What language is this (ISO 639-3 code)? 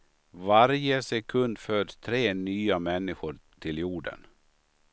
swe